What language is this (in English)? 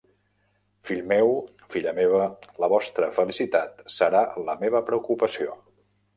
Catalan